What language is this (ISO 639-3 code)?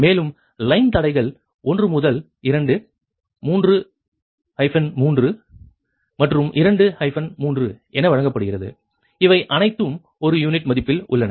tam